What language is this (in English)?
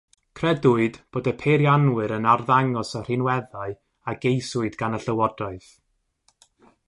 Welsh